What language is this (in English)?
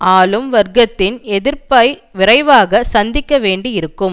Tamil